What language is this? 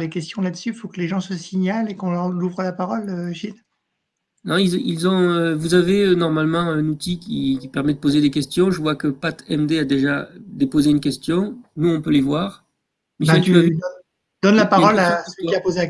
French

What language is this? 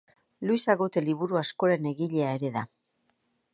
Basque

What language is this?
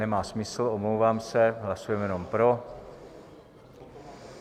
Czech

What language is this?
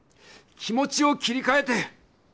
Japanese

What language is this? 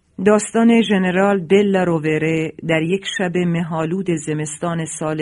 Persian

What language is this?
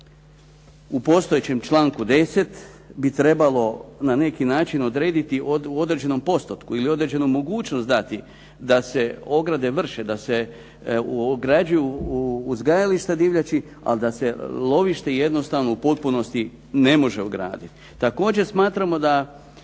Croatian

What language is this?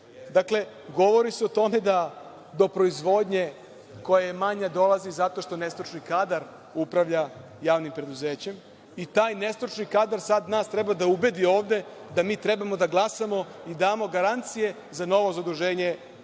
Serbian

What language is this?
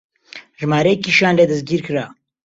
Central Kurdish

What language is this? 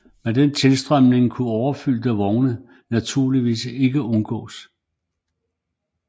Danish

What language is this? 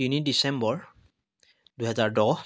Assamese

